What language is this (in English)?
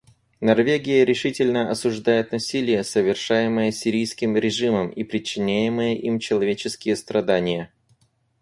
Russian